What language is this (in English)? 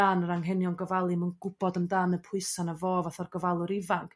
Welsh